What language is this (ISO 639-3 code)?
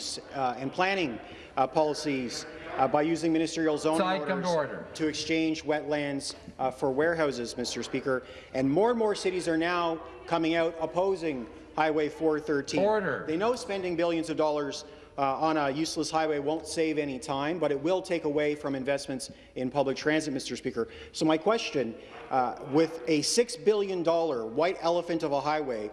eng